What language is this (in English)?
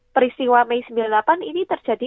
Indonesian